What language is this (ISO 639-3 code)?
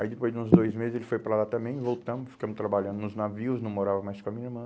por